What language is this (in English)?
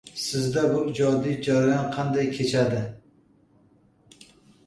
Uzbek